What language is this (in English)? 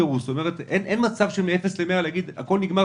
Hebrew